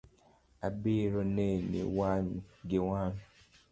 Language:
Luo (Kenya and Tanzania)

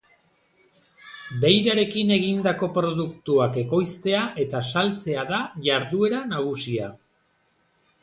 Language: Basque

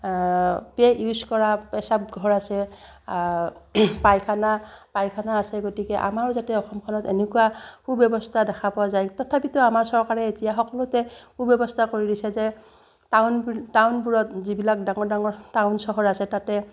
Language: Assamese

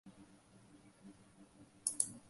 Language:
Guarani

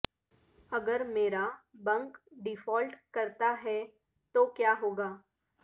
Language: Urdu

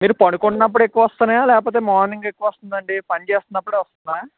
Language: Telugu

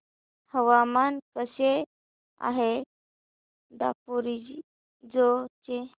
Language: Marathi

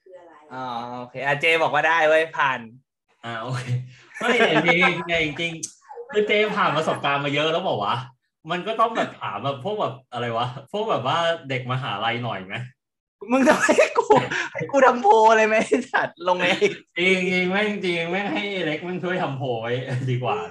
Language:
Thai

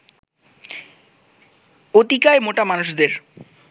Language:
Bangla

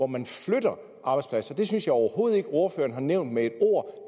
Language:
Danish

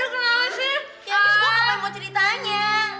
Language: Indonesian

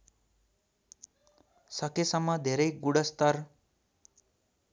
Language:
Nepali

